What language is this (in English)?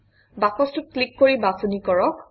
Assamese